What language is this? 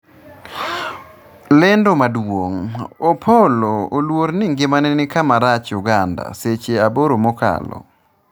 Luo (Kenya and Tanzania)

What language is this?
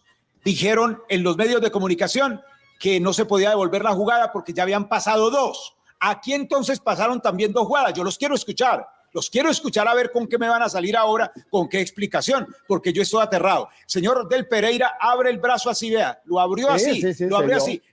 Spanish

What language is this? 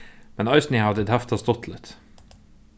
Faroese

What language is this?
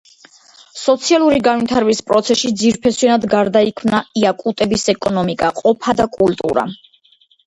Georgian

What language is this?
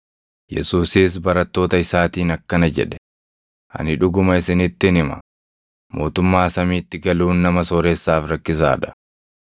Oromo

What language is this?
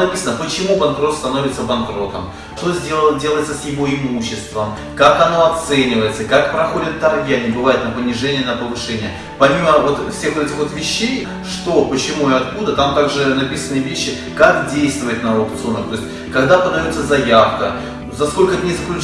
Russian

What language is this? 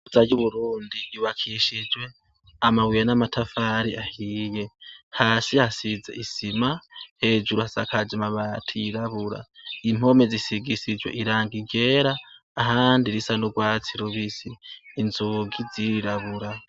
Rundi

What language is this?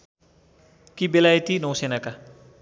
Nepali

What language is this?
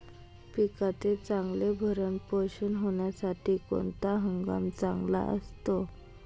Marathi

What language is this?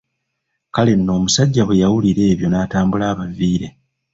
Ganda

